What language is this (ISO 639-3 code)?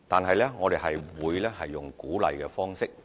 yue